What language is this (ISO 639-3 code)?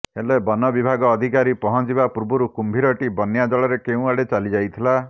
ori